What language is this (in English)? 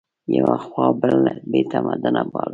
Pashto